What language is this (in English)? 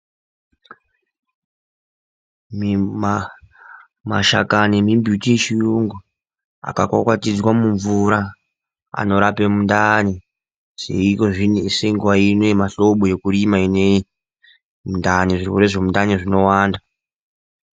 Ndau